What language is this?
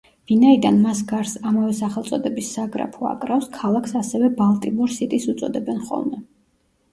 Georgian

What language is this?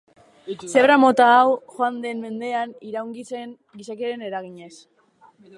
Basque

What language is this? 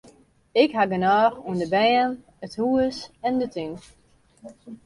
Western Frisian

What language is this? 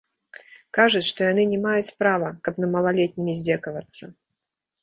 Belarusian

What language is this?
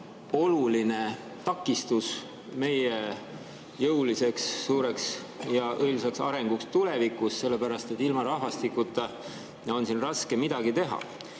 Estonian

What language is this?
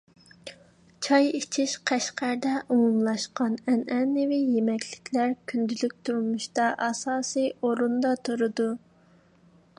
Uyghur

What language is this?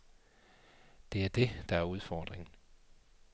Danish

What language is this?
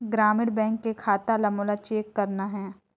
Chhattisgarhi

